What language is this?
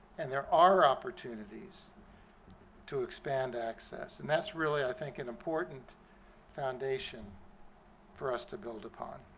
English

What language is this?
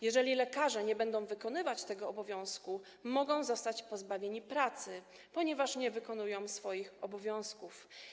Polish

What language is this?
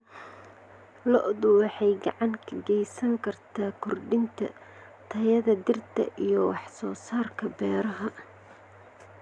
Somali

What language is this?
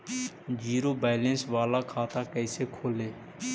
Magahi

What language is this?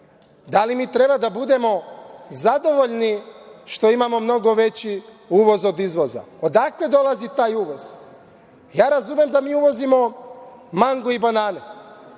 Serbian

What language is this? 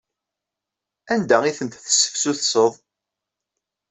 Kabyle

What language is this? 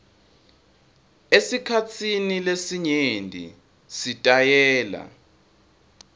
Swati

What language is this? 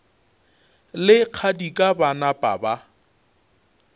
Northern Sotho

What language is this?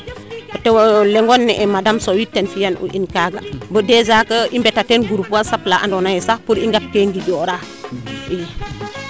Serer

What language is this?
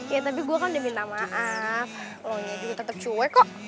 Indonesian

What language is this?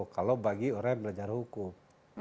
Indonesian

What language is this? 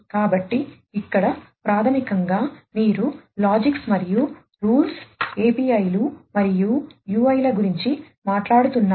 Telugu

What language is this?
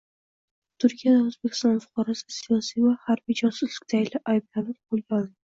Uzbek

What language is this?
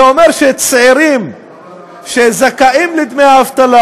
Hebrew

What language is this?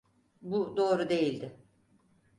Turkish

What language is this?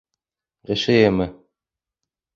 Bashkir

